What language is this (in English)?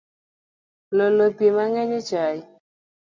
Luo (Kenya and Tanzania)